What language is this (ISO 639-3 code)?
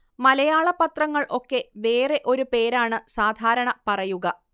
mal